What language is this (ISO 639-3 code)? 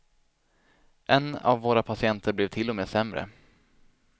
swe